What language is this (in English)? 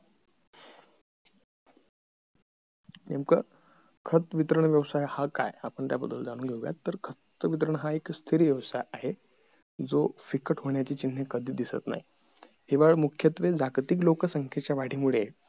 Marathi